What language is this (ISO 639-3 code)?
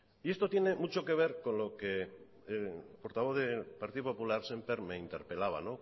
spa